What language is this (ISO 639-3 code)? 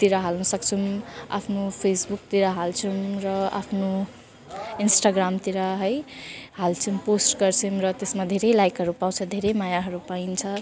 nep